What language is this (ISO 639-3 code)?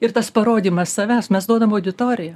lit